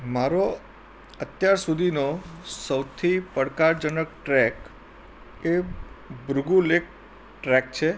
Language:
Gujarati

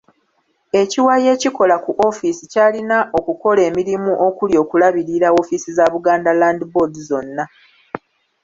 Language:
Ganda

